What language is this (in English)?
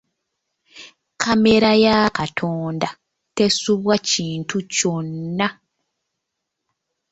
Ganda